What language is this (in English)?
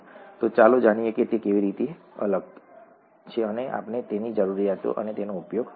Gujarati